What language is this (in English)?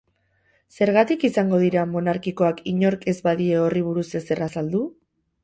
Basque